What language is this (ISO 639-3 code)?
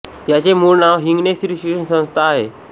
mar